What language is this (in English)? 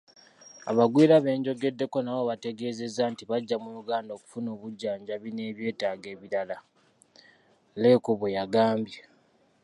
Ganda